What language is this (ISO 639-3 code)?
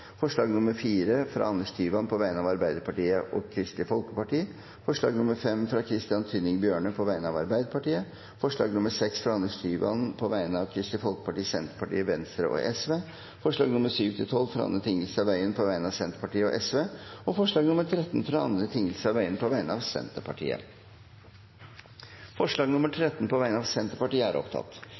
nob